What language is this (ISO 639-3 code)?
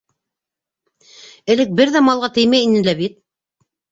bak